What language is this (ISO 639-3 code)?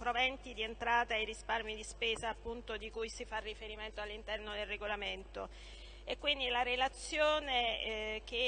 ita